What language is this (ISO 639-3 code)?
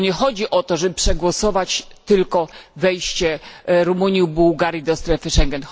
pol